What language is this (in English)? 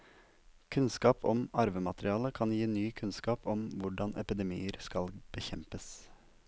Norwegian